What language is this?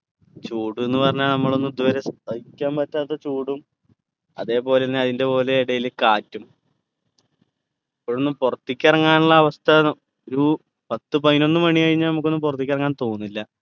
Malayalam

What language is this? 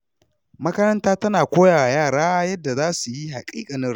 Hausa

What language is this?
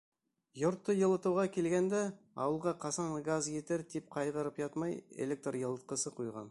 Bashkir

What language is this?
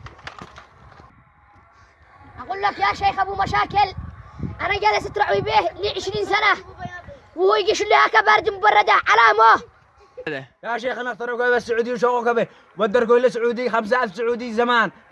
Arabic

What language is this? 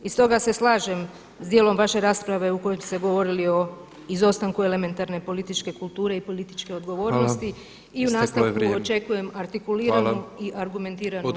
Croatian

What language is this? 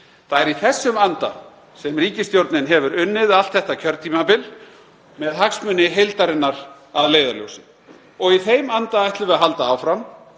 Icelandic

